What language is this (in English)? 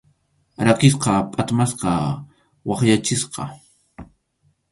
Arequipa-La Unión Quechua